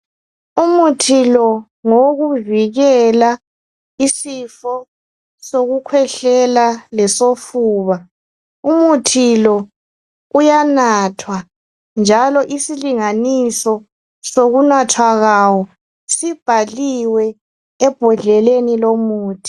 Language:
North Ndebele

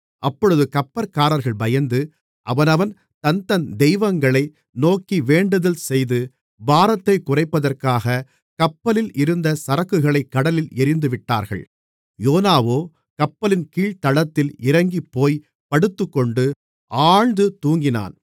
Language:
Tamil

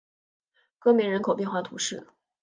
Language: Chinese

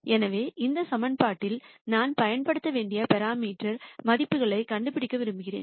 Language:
Tamil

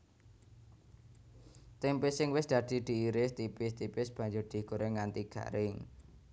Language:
Javanese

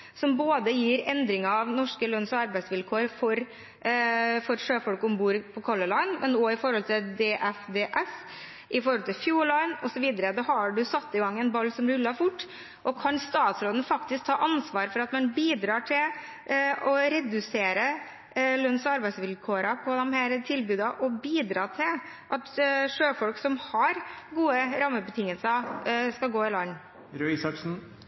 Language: Norwegian Bokmål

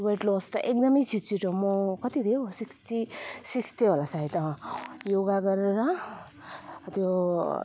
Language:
Nepali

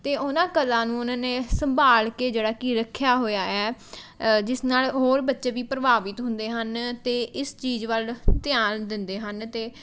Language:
Punjabi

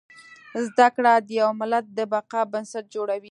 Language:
Pashto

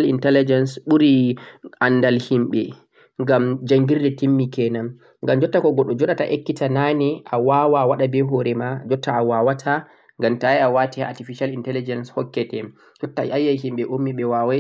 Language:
Central-Eastern Niger Fulfulde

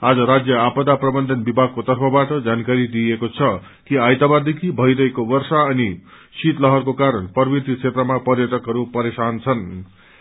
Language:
Nepali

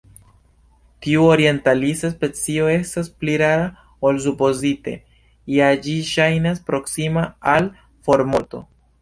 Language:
Esperanto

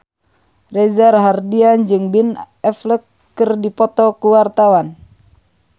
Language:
Sundanese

